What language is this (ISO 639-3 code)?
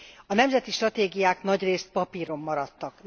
hun